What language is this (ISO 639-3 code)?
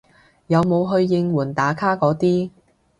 yue